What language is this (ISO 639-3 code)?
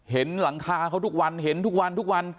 tha